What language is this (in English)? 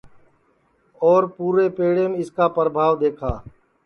Sansi